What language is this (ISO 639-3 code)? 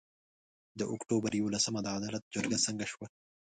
pus